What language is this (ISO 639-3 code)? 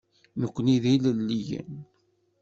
kab